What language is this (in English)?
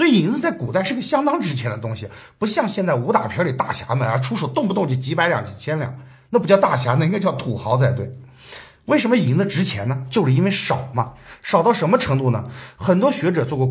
Chinese